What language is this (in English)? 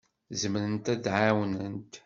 Kabyle